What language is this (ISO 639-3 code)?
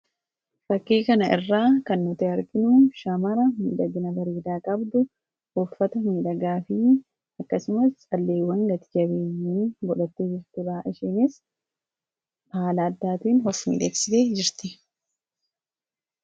orm